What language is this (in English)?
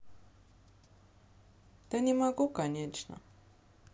Russian